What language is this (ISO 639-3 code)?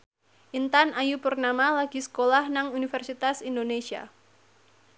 jav